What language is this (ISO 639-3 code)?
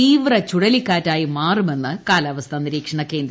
mal